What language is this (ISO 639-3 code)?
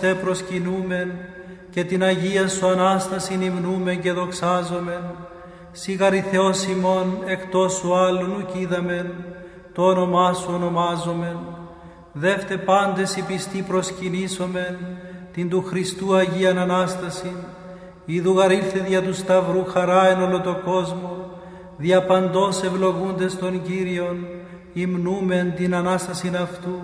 ell